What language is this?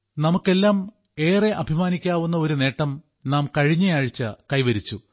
Malayalam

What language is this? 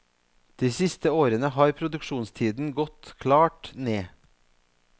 Norwegian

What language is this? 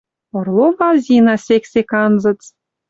Western Mari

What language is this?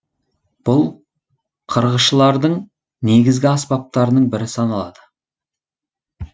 Kazakh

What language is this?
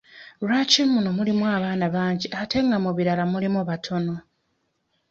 Ganda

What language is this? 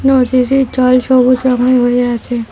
Bangla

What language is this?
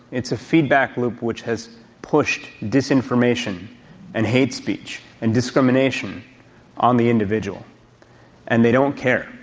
English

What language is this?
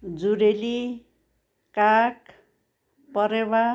Nepali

